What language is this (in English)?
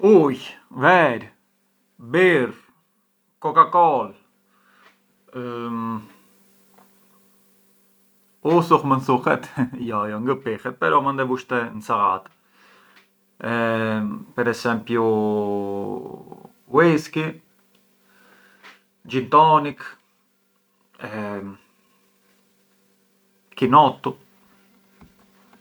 Arbëreshë Albanian